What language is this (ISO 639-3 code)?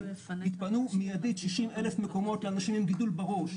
heb